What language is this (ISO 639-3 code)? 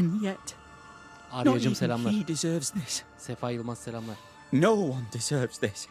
tur